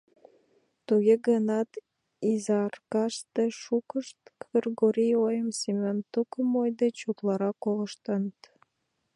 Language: Mari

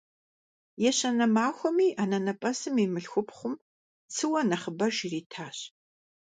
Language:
Kabardian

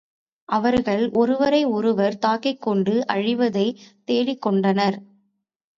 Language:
Tamil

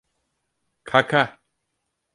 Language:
Turkish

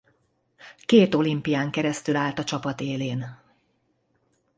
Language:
Hungarian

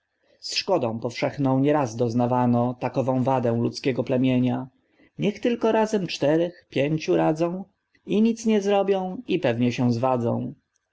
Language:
Polish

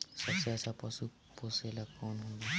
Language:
Bhojpuri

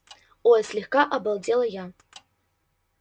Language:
Russian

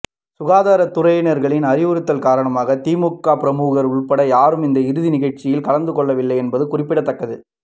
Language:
Tamil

